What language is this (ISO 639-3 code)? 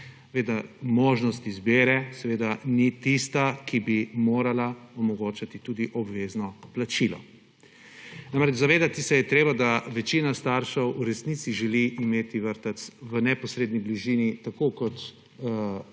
slv